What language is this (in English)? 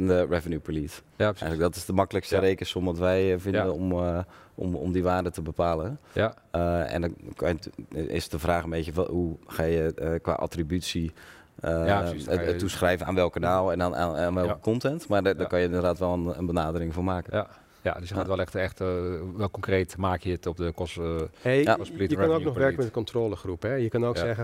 Dutch